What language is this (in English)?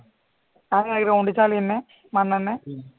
Malayalam